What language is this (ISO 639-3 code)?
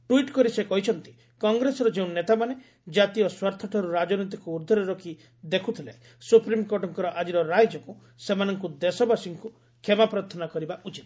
ori